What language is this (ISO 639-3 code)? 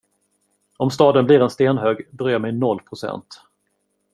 swe